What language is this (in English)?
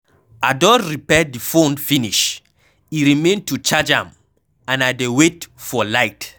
Nigerian Pidgin